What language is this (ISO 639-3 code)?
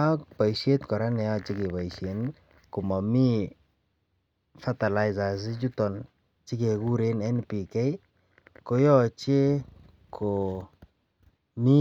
kln